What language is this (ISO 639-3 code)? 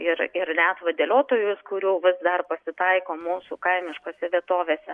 lit